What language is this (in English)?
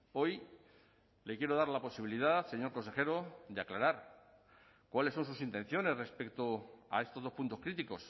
Spanish